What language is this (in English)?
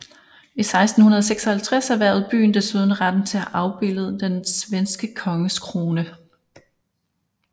Danish